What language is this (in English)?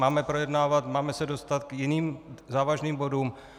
Czech